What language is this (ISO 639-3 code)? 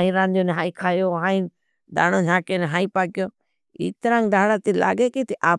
bhb